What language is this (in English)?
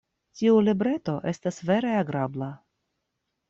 Esperanto